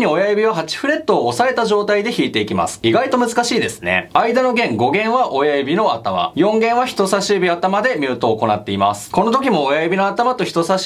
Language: Japanese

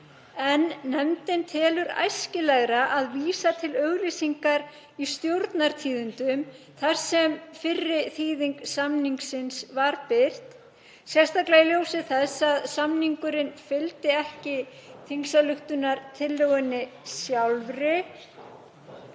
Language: Icelandic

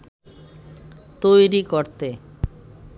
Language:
Bangla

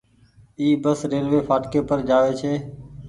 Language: Goaria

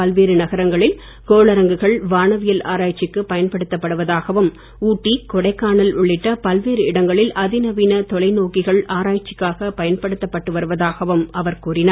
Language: Tamil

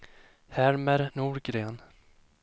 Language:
Swedish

